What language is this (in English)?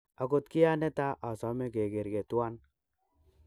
Kalenjin